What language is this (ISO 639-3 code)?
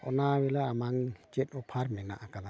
sat